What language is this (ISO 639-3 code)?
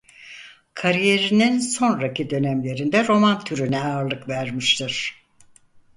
tur